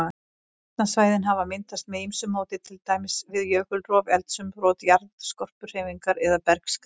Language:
Icelandic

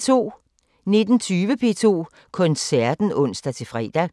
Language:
Danish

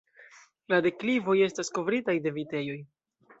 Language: Esperanto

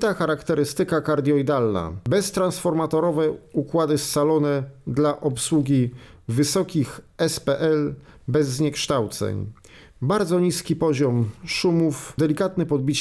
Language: Polish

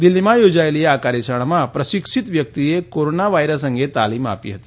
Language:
Gujarati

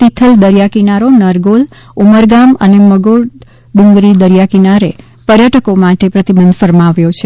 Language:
Gujarati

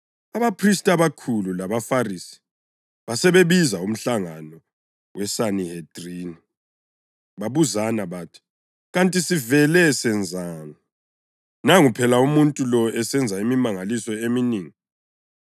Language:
North Ndebele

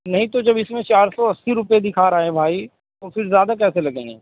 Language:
Urdu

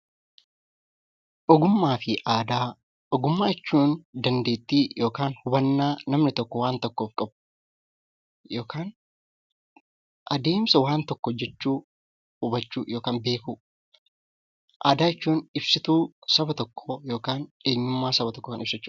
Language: Oromo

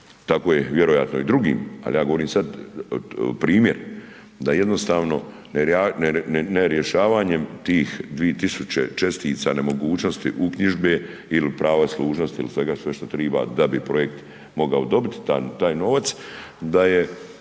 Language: Croatian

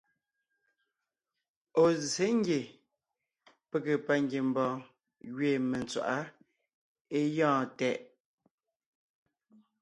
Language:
Ngiemboon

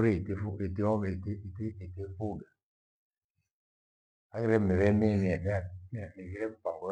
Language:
Gweno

